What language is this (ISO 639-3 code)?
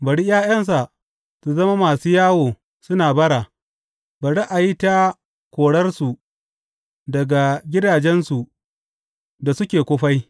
hau